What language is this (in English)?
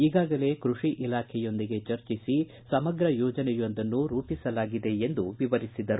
Kannada